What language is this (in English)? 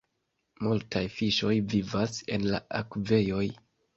Esperanto